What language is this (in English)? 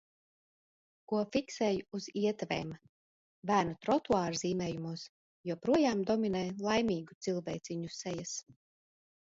Latvian